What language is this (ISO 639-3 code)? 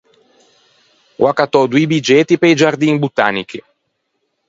lij